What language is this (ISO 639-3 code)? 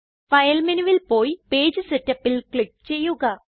mal